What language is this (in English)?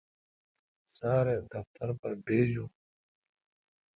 Kalkoti